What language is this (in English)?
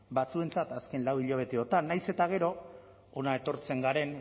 Basque